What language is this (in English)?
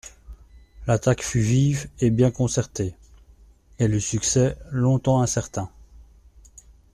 French